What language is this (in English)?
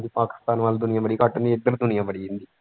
Punjabi